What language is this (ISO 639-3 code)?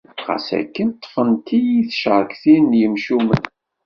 kab